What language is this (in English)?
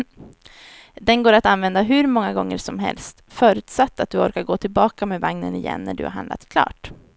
Swedish